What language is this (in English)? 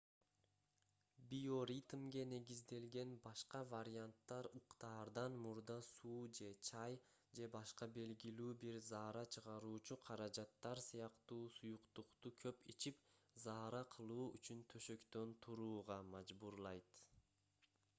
Kyrgyz